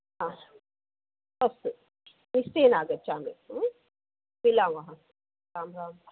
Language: Sanskrit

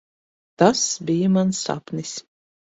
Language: Latvian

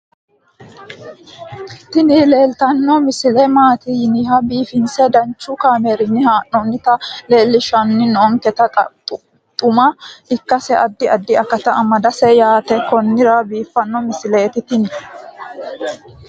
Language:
Sidamo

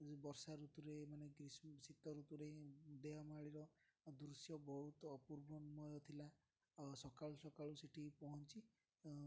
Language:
Odia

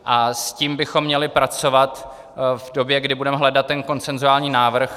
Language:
Czech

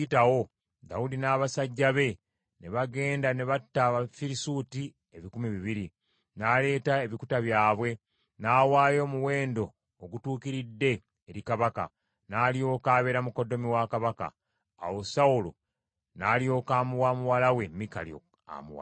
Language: Ganda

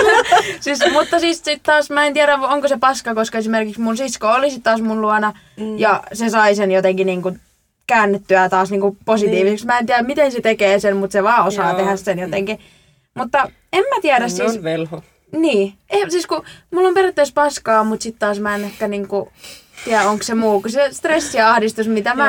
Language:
Finnish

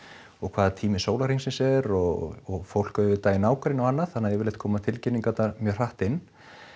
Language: Icelandic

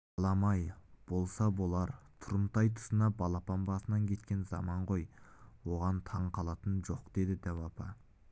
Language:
Kazakh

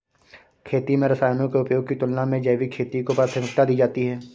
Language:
Hindi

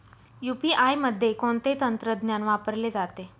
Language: Marathi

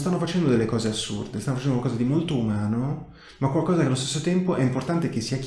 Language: Italian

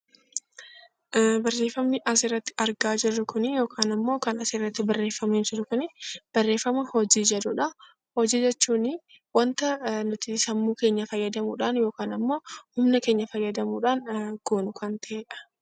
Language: Oromo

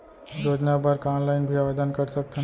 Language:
Chhattisgarhi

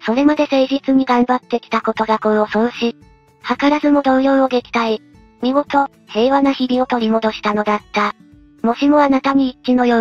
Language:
Japanese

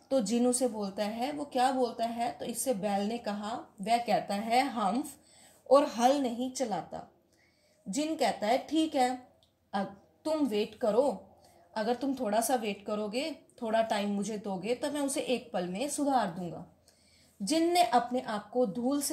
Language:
Hindi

